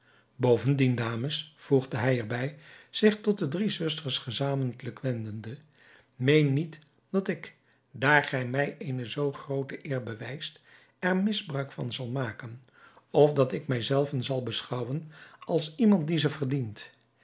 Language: Dutch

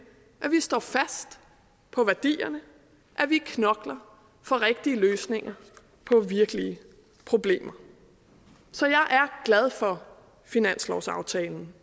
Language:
Danish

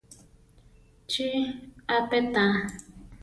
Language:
Central Tarahumara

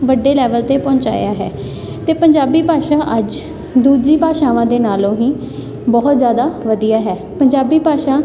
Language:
Punjabi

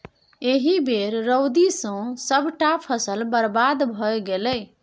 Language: Maithili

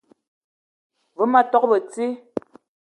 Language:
Eton (Cameroon)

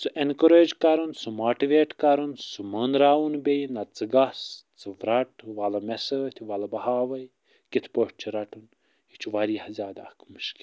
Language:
Kashmiri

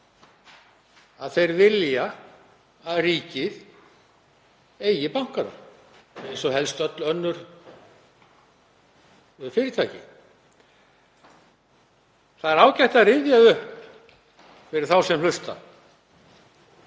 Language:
Icelandic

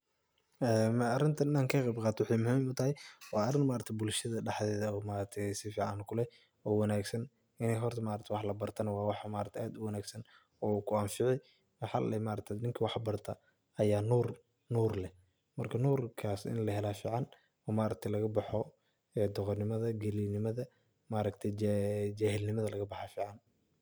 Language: Somali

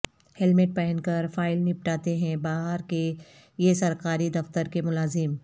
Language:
Urdu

